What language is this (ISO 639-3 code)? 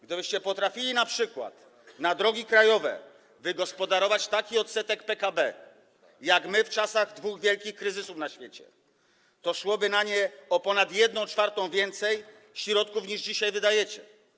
pol